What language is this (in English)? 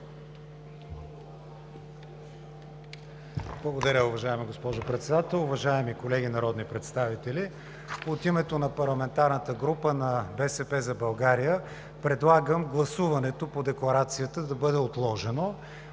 Bulgarian